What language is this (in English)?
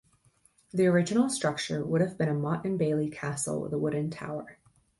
English